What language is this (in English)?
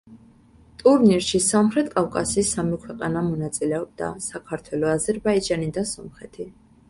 Georgian